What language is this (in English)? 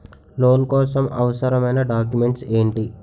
Telugu